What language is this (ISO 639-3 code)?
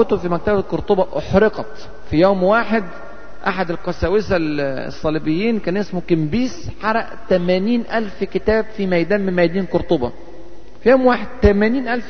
ara